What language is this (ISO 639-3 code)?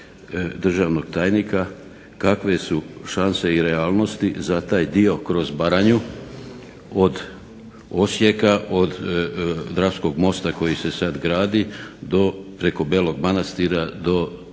hrv